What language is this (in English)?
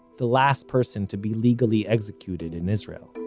English